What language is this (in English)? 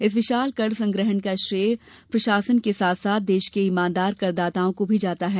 Hindi